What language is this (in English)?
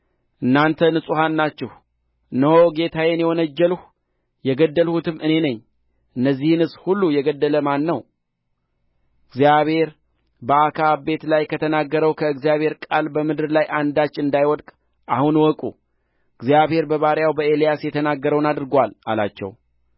Amharic